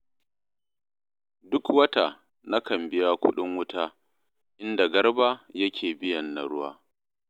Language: Hausa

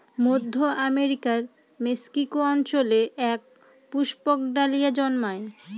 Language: Bangla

